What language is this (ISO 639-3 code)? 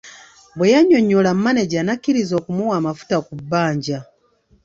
lug